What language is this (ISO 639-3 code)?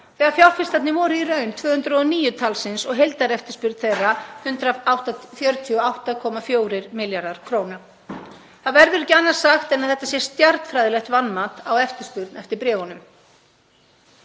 isl